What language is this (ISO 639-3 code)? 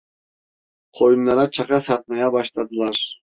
tur